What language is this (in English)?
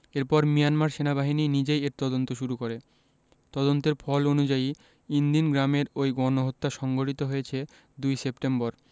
Bangla